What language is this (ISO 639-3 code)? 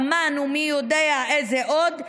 heb